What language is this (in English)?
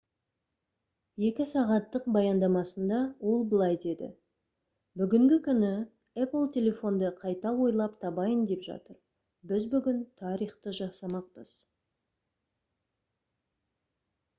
Kazakh